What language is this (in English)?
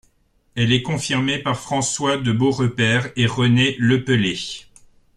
French